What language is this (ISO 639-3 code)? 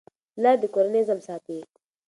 pus